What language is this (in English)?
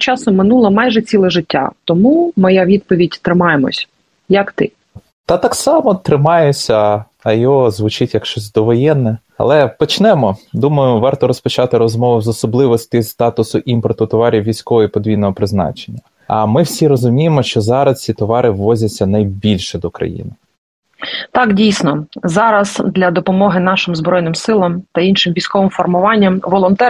Ukrainian